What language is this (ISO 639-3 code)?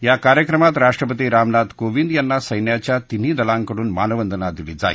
mar